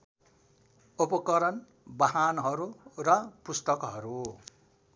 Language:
Nepali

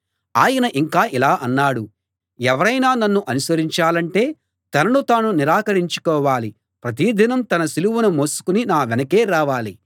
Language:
Telugu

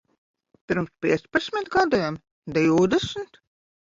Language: Latvian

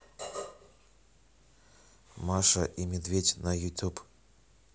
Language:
Russian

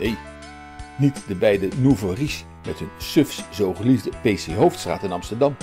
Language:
Dutch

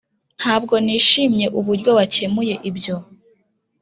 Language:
Kinyarwanda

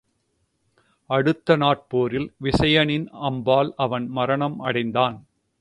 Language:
Tamil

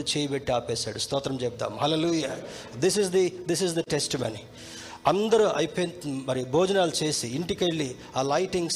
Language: Telugu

